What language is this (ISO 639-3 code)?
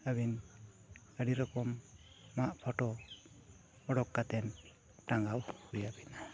sat